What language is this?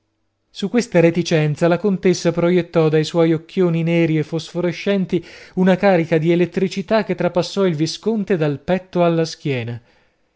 Italian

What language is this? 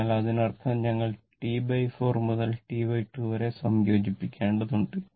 Malayalam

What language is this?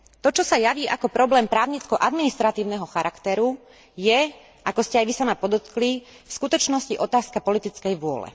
Slovak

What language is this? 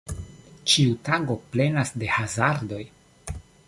Esperanto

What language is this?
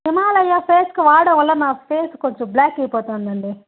Telugu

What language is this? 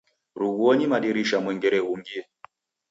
Taita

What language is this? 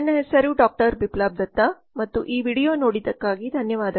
Kannada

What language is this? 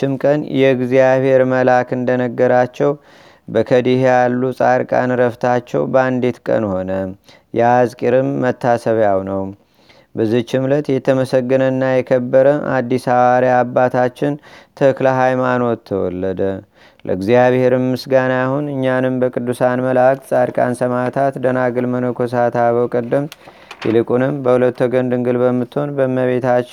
Amharic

